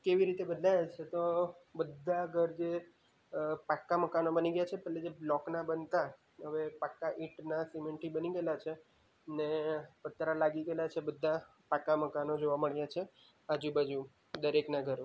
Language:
Gujarati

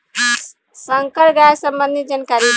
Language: Bhojpuri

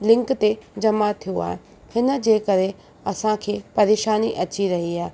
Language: Sindhi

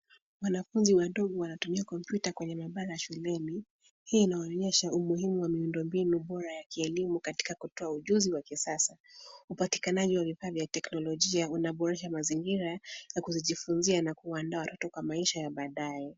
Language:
Swahili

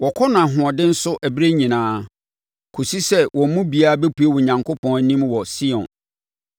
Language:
Akan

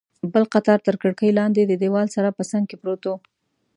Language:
Pashto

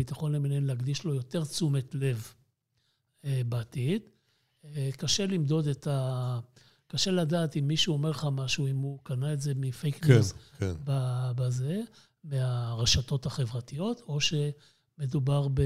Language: Hebrew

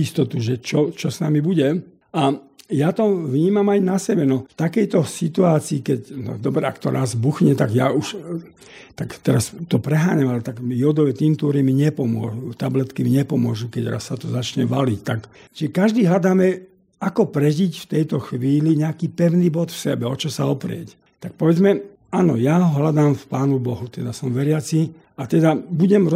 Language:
Slovak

